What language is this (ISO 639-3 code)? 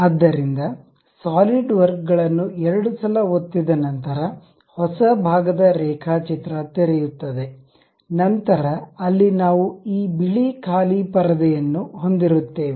kan